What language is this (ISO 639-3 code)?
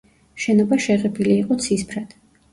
kat